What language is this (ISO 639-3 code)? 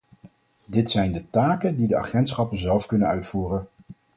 nld